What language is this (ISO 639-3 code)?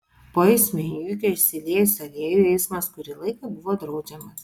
lit